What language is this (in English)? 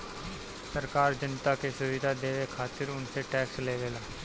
Bhojpuri